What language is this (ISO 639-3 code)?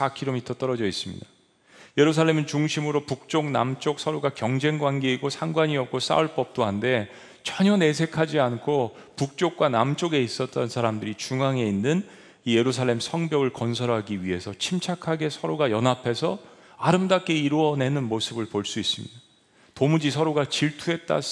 kor